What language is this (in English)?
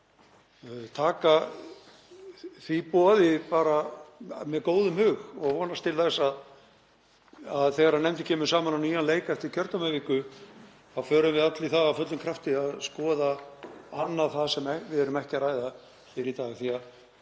Icelandic